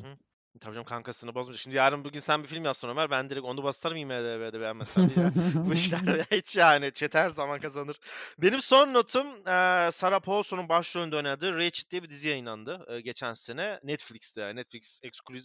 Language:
Turkish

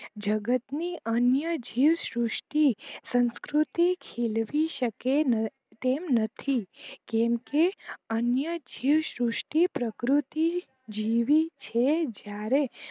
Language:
Gujarati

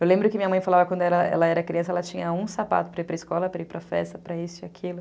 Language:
Portuguese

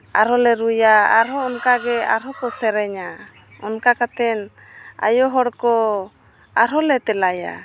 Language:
Santali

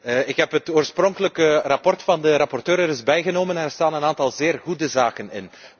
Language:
Dutch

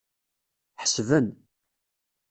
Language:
Kabyle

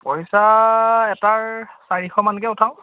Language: Assamese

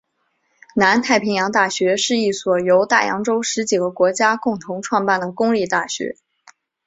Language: Chinese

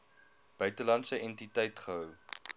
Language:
Afrikaans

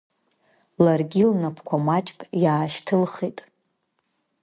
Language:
Abkhazian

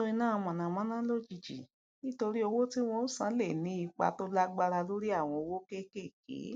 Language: Yoruba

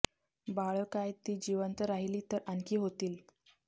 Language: Marathi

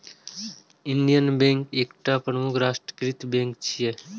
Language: Maithili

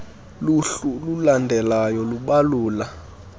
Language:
Xhosa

